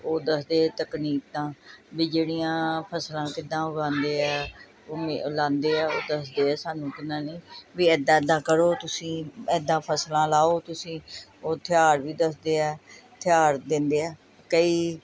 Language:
Punjabi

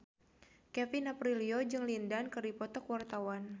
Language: Sundanese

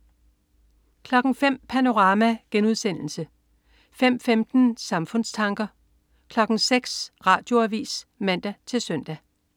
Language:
Danish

